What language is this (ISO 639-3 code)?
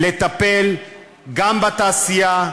heb